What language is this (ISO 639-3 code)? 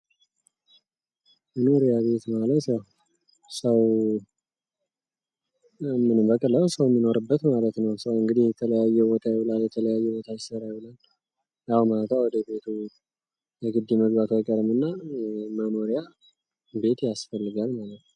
amh